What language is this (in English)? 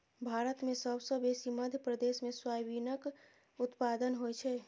Maithili